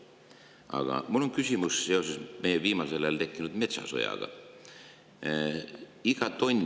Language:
Estonian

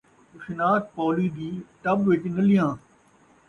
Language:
Saraiki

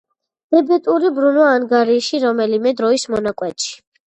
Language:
Georgian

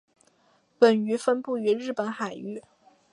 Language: Chinese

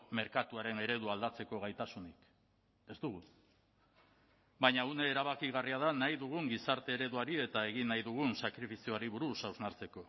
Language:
Basque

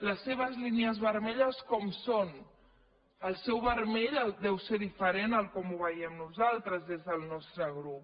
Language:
Catalan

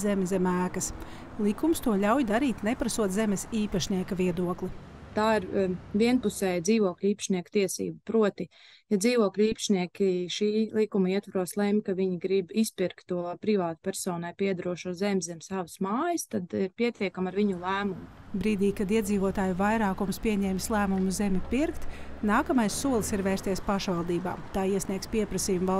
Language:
Latvian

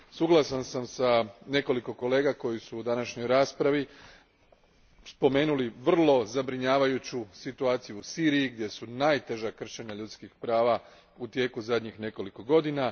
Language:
Croatian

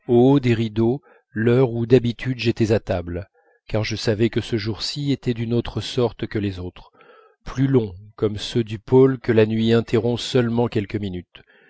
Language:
French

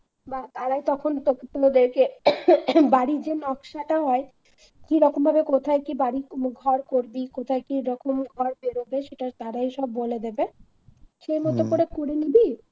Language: Bangla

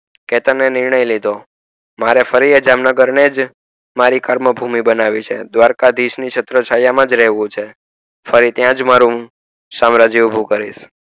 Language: Gujarati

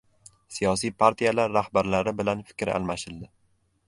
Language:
Uzbek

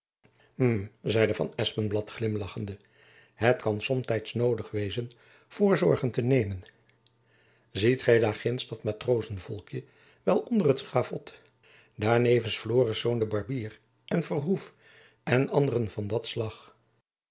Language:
Dutch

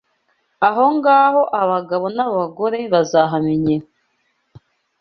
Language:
Kinyarwanda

